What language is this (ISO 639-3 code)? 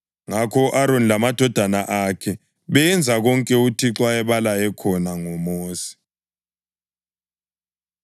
nde